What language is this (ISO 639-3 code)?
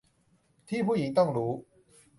tha